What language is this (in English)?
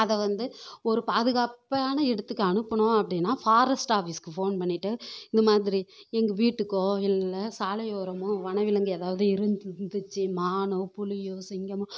Tamil